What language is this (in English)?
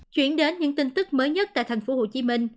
Vietnamese